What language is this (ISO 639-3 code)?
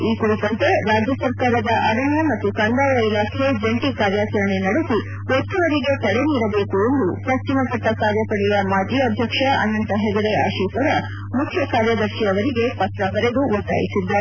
kan